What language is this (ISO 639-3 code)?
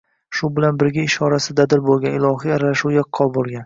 uzb